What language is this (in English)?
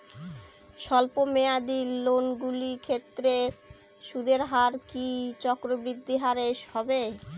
Bangla